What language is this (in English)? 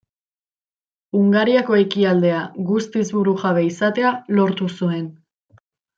Basque